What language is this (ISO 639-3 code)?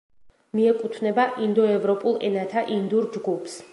kat